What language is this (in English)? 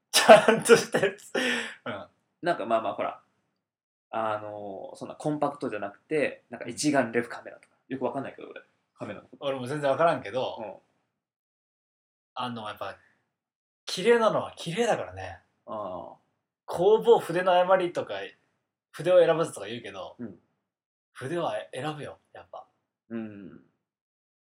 Japanese